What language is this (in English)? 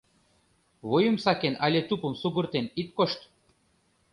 Mari